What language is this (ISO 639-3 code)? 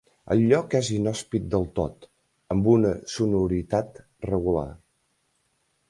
cat